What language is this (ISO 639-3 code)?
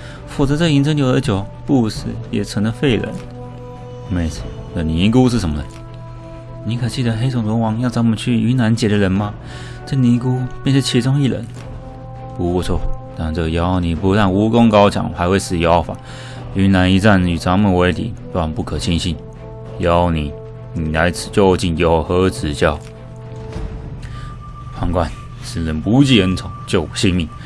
zho